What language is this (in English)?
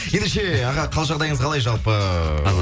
Kazakh